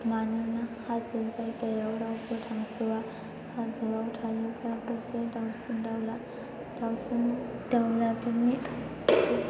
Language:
Bodo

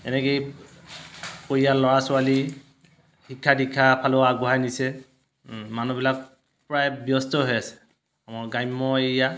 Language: Assamese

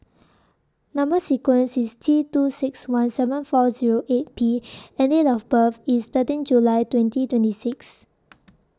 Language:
English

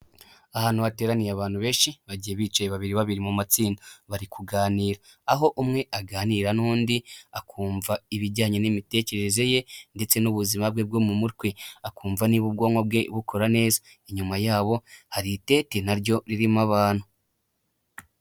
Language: Kinyarwanda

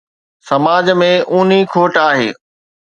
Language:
Sindhi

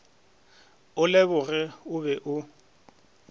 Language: Northern Sotho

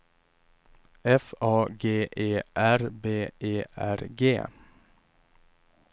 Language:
Swedish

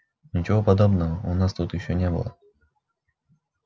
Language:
Russian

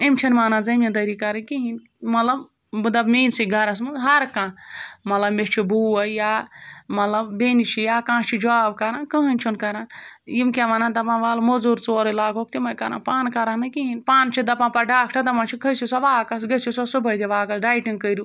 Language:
Kashmiri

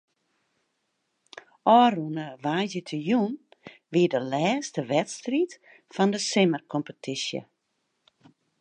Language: Western Frisian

